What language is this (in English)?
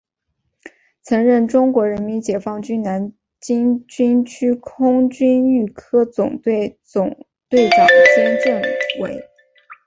Chinese